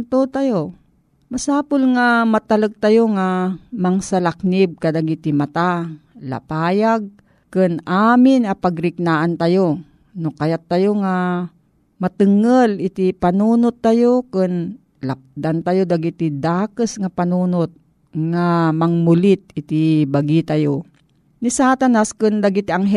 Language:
Filipino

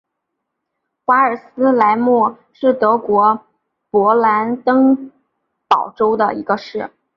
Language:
Chinese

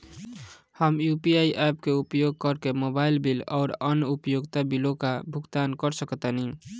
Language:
Bhojpuri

